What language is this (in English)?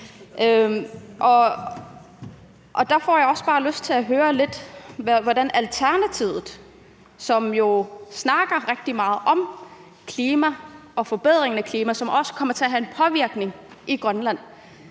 Danish